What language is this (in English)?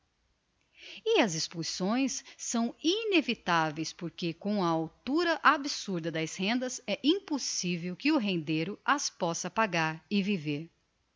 Portuguese